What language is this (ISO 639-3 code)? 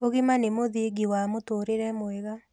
kik